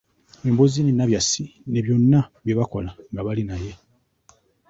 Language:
Ganda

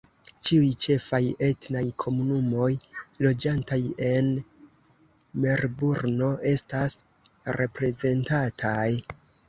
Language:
Esperanto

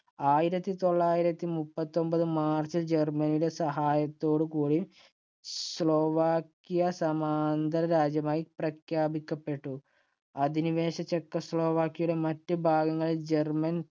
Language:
Malayalam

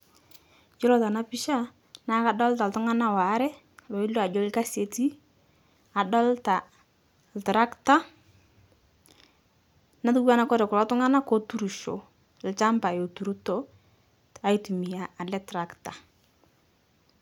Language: Masai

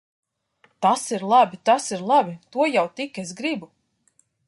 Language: Latvian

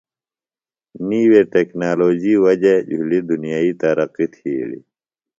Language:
Phalura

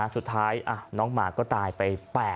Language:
Thai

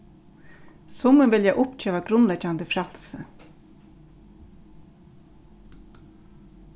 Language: Faroese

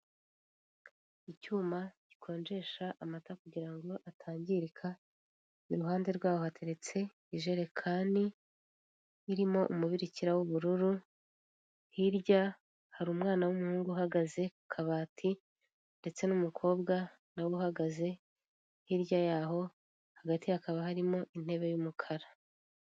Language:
Kinyarwanda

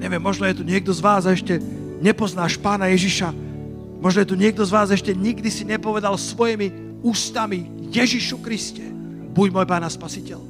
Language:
Slovak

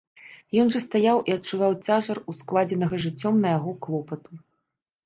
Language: Belarusian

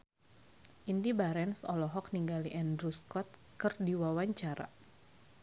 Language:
Sundanese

